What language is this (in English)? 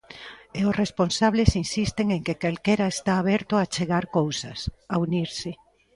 Galician